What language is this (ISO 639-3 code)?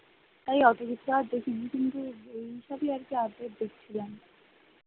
ben